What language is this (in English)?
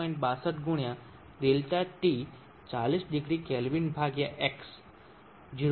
Gujarati